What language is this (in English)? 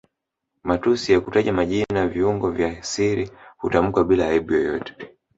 Swahili